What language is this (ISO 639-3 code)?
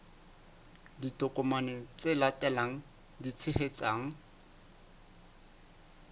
sot